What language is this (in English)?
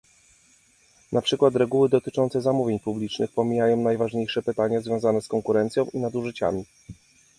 Polish